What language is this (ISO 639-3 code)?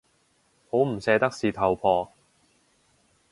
yue